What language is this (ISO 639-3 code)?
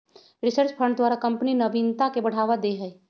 mag